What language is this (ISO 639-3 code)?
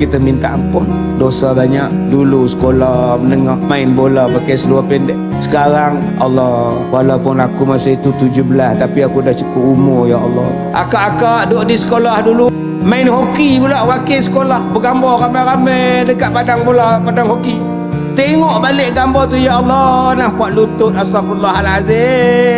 msa